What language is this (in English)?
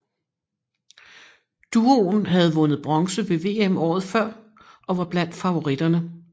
Danish